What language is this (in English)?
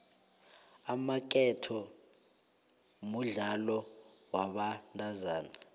South Ndebele